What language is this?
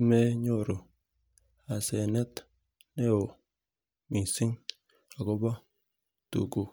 Kalenjin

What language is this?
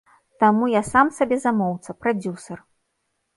Belarusian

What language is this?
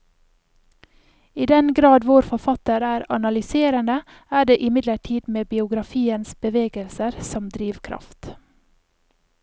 Norwegian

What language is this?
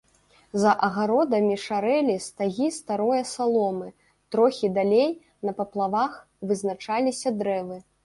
Belarusian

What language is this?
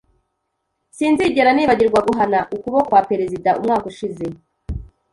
Kinyarwanda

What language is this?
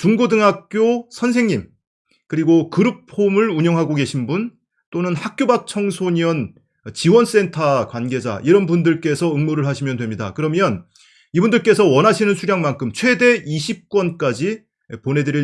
Korean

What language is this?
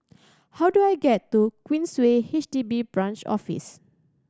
English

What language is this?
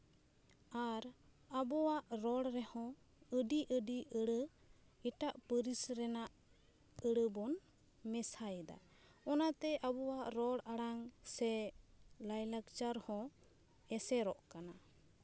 Santali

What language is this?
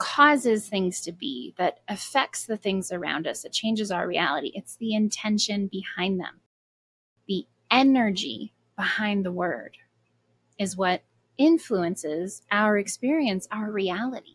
English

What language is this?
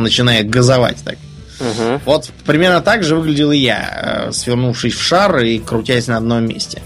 Russian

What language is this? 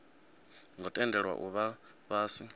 Venda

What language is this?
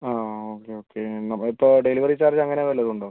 Malayalam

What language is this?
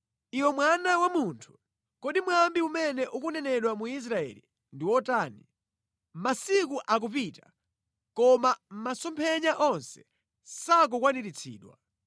Nyanja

